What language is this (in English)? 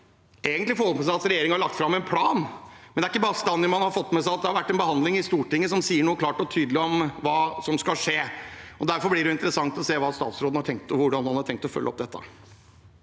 Norwegian